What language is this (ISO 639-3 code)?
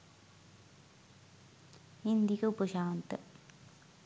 sin